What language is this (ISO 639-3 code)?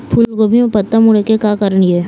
hne